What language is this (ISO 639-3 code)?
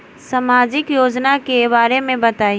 bho